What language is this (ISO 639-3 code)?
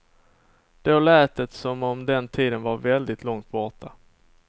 swe